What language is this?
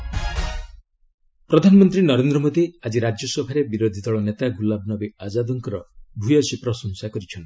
Odia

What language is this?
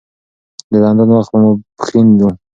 Pashto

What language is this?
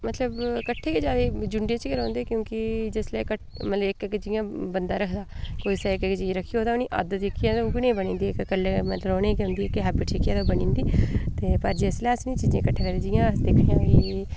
Dogri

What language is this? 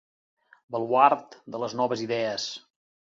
Catalan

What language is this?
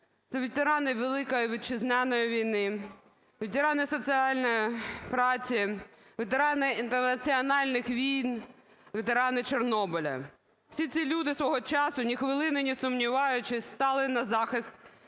Ukrainian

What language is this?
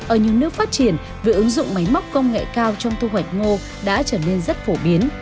Vietnamese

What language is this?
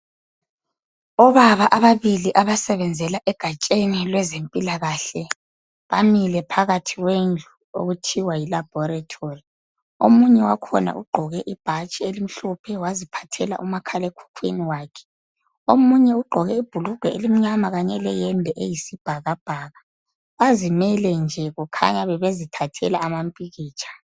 North Ndebele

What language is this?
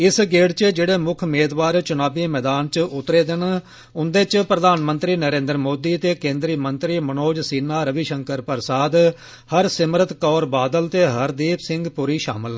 Dogri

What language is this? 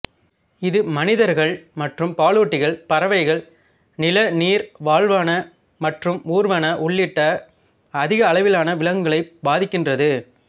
Tamil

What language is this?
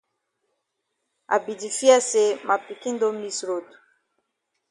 Cameroon Pidgin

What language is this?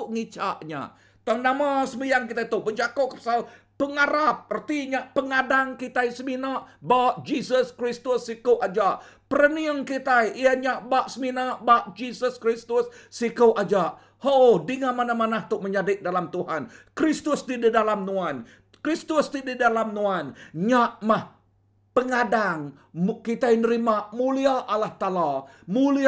Malay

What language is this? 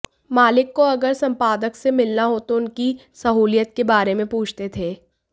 Hindi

